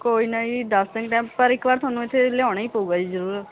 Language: Punjabi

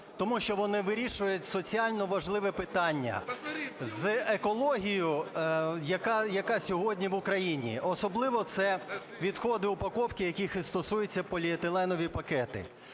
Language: Ukrainian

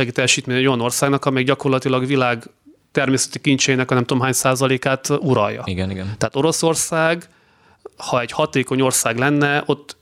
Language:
Hungarian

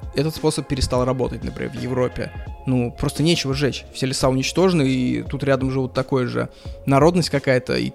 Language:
Russian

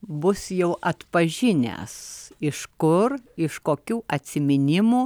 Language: Lithuanian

